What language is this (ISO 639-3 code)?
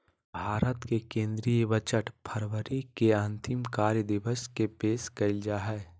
mag